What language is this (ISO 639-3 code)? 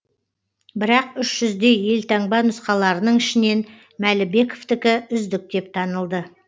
kaz